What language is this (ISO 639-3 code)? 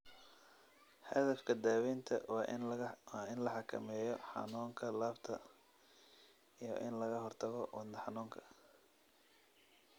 som